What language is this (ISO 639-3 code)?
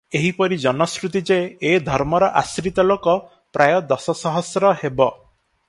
ori